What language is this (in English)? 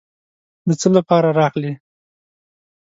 Pashto